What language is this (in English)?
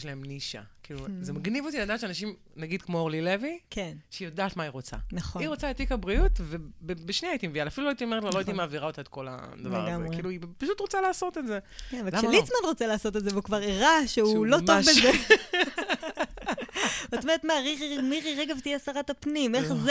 Hebrew